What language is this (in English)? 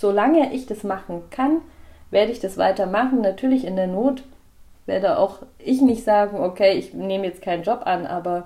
German